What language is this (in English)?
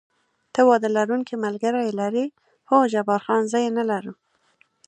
Pashto